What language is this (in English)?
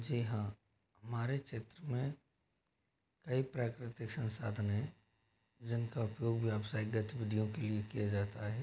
Hindi